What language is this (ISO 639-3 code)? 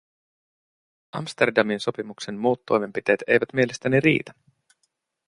fin